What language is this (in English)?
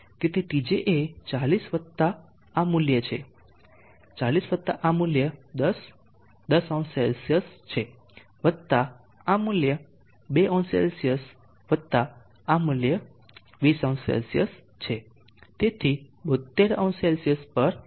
Gujarati